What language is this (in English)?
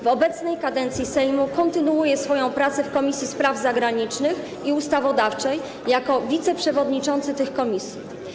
Polish